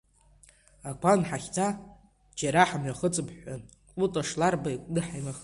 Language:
Abkhazian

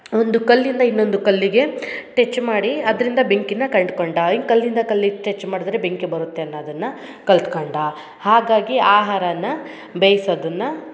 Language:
Kannada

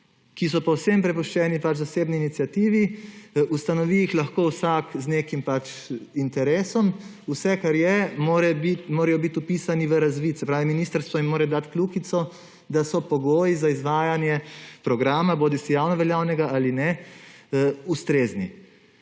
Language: Slovenian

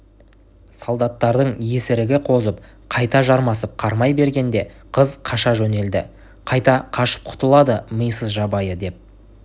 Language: Kazakh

